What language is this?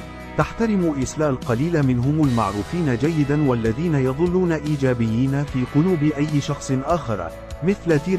Arabic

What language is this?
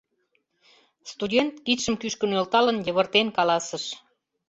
Mari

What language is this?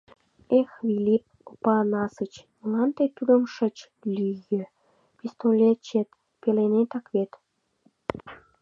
Mari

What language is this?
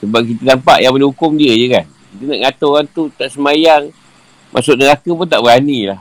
Malay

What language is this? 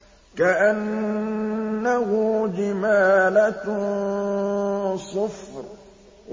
Arabic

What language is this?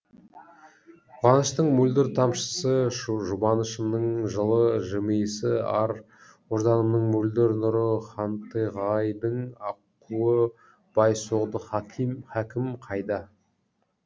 Kazakh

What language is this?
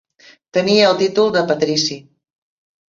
Catalan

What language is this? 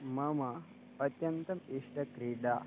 Sanskrit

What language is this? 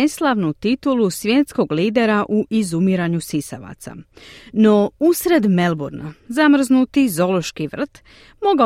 Croatian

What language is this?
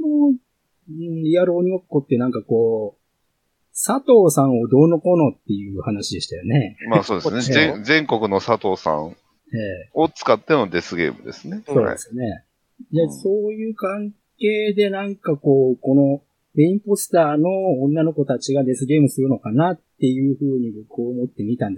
Japanese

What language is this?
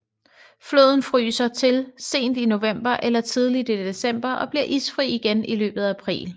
Danish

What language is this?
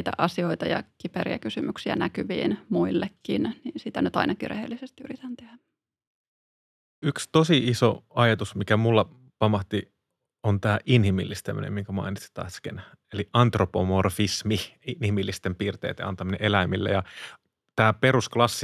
Finnish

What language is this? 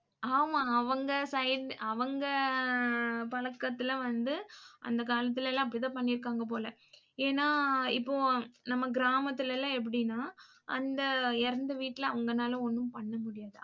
Tamil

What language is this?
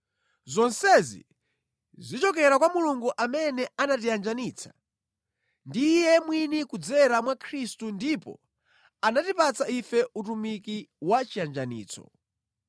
Nyanja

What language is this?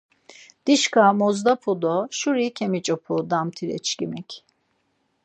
Laz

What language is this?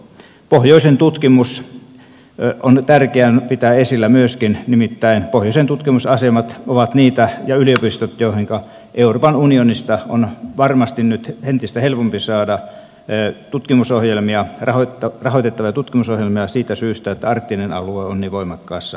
Finnish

